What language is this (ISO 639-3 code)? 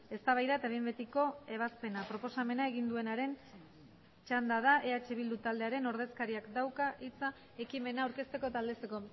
eus